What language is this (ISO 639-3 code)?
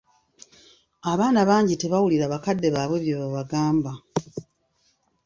lug